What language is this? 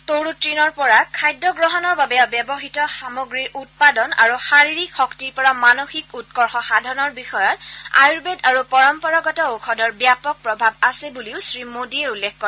Assamese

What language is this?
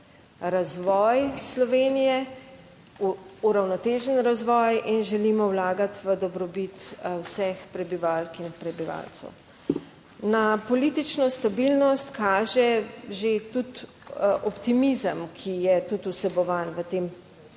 Slovenian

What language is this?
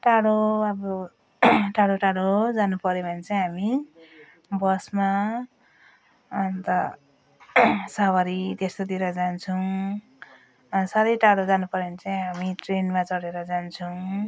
Nepali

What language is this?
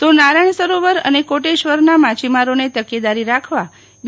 Gujarati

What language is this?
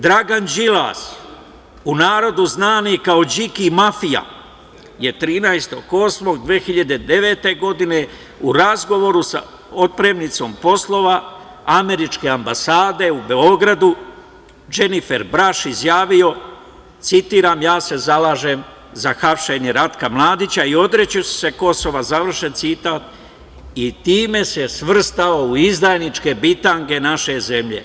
Serbian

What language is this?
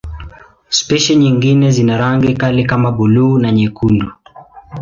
Swahili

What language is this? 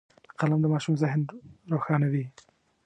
Pashto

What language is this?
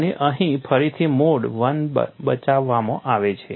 Gujarati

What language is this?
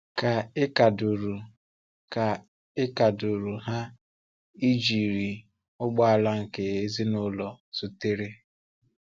Igbo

